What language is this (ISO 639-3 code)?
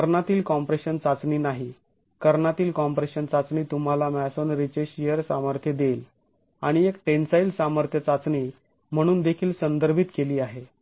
mar